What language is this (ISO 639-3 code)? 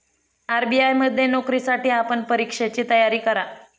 mar